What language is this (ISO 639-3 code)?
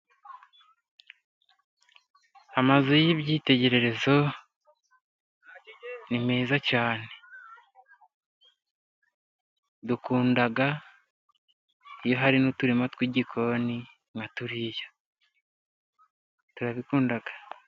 kin